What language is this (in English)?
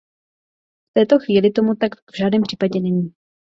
Czech